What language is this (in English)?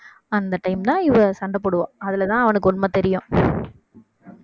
Tamil